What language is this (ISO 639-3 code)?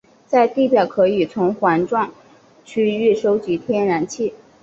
zho